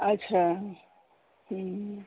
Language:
Maithili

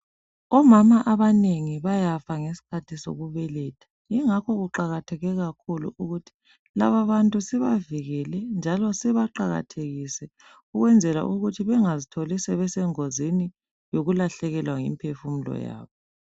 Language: North Ndebele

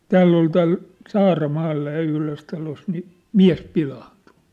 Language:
Finnish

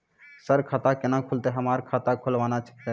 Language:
Maithili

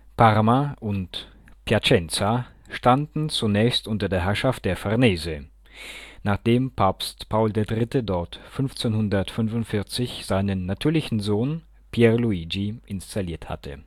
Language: German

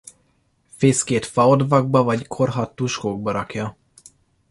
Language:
Hungarian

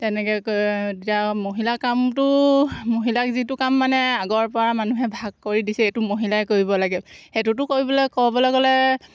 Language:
Assamese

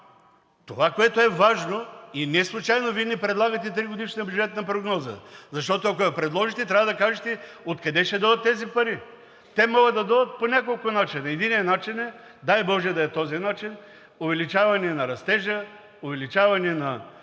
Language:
Bulgarian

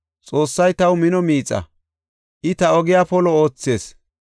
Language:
Gofa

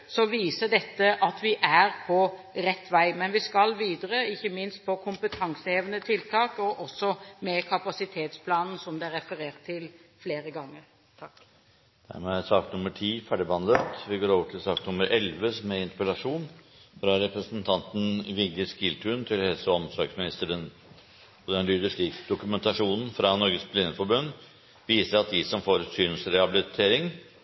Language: Norwegian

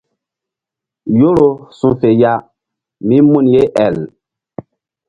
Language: Mbum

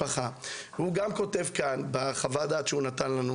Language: Hebrew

